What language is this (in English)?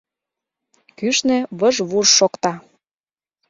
Mari